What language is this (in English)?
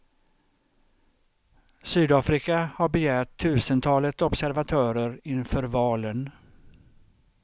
Swedish